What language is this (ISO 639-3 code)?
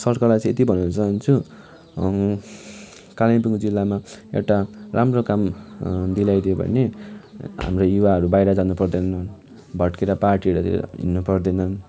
nep